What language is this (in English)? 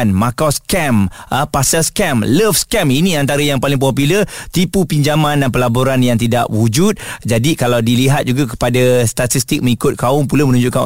Malay